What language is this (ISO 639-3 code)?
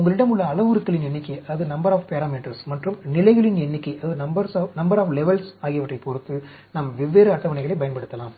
tam